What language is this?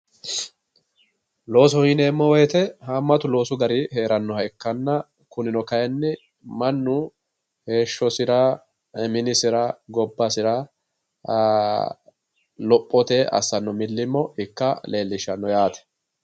Sidamo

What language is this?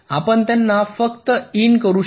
Marathi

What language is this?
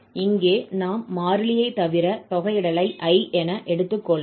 Tamil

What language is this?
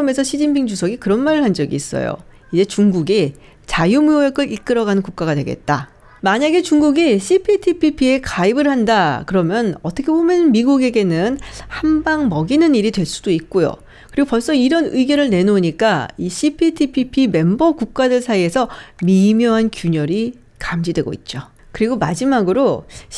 Korean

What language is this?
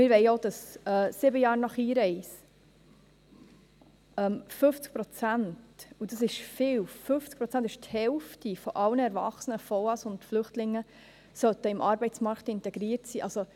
Swiss German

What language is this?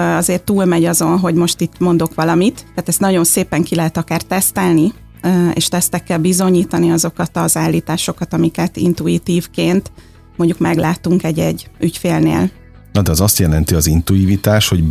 Hungarian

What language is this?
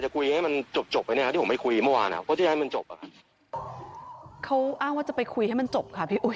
Thai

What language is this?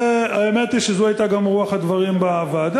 Hebrew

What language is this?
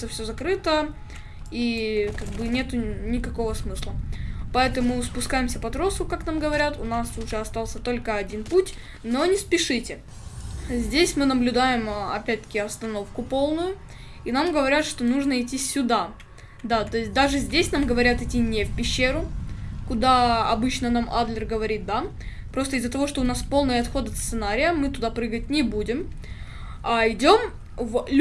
Russian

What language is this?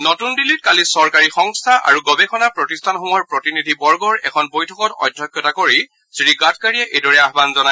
Assamese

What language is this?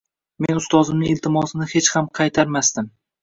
Uzbek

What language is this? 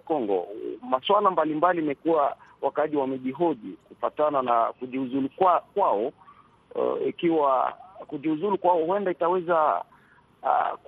Swahili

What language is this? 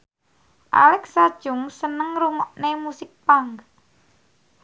Javanese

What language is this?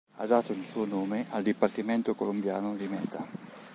Italian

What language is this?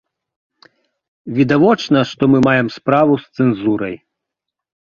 Belarusian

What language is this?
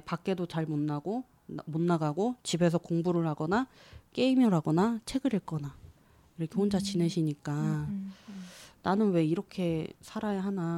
Korean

